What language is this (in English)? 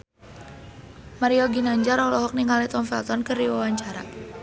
Sundanese